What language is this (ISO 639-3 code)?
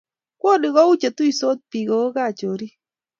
kln